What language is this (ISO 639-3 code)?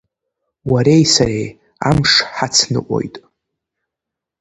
abk